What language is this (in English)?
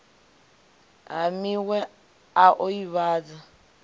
Venda